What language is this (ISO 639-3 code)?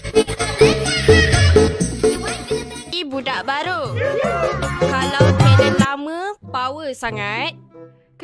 msa